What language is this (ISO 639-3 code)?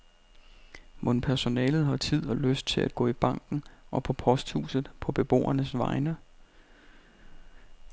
dan